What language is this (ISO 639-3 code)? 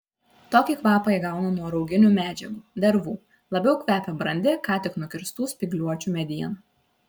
lit